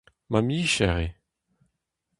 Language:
Breton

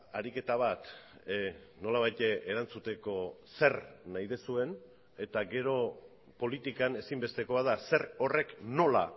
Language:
Basque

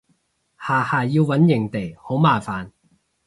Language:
Cantonese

